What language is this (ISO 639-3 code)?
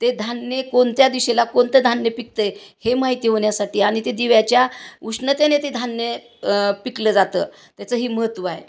mar